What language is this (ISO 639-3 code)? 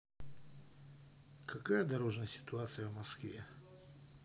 rus